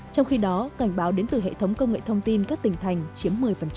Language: Vietnamese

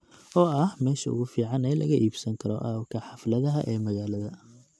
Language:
Somali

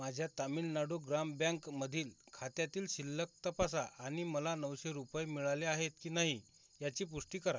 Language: Marathi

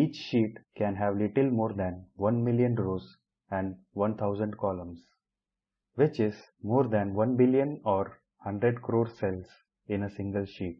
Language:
English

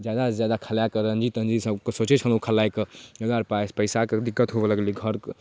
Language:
Maithili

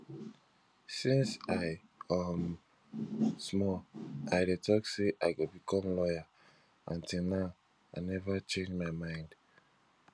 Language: Nigerian Pidgin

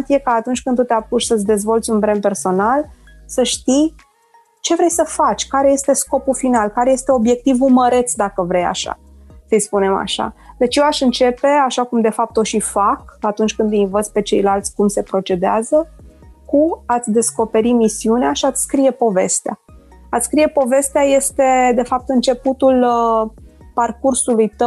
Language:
Romanian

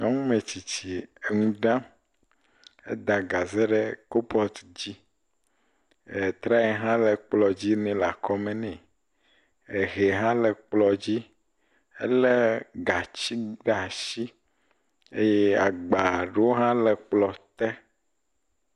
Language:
Ewe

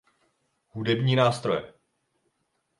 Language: Czech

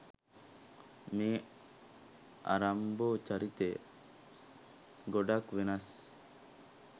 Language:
Sinhala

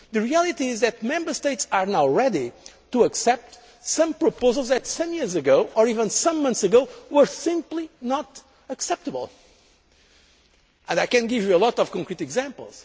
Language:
English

